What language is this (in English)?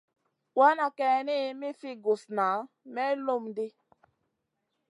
Masana